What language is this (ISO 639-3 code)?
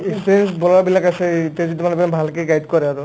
asm